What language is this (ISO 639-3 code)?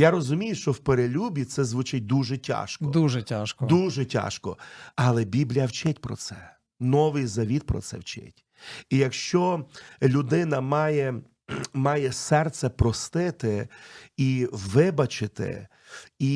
ukr